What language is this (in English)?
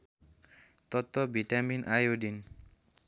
Nepali